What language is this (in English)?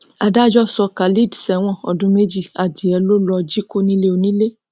Yoruba